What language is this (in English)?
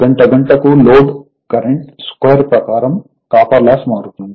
Telugu